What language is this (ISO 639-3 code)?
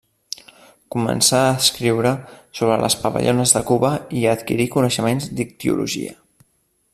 cat